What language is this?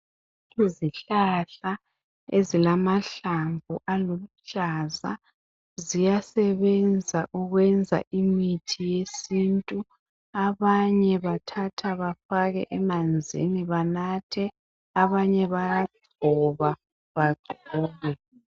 North Ndebele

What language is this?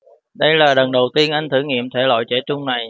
Vietnamese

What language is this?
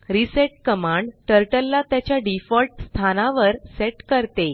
Marathi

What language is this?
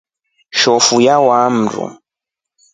Rombo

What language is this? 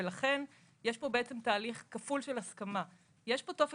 Hebrew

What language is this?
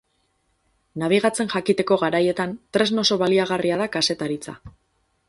Basque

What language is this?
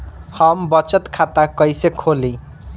Bhojpuri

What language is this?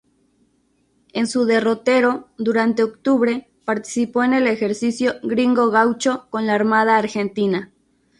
Spanish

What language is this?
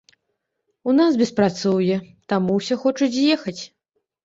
Belarusian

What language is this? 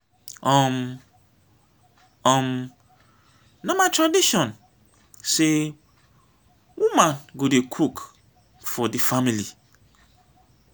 Nigerian Pidgin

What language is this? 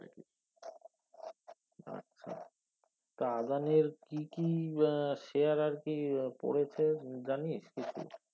Bangla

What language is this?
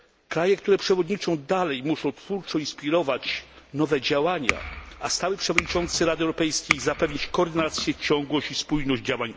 Polish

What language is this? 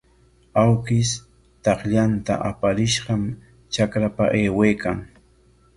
Corongo Ancash Quechua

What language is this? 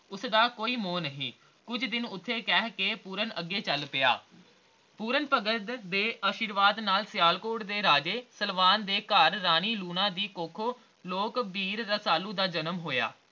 Punjabi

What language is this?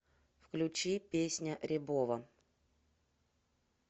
Russian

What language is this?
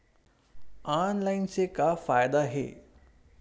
Chhattisgarhi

